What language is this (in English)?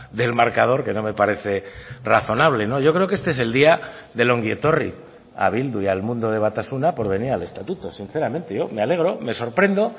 Spanish